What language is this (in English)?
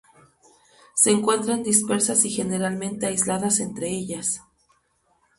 Spanish